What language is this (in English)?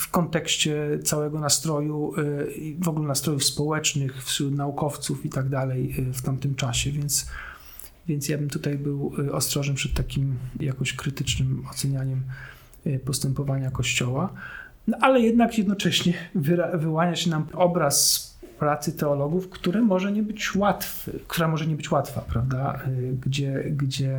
Polish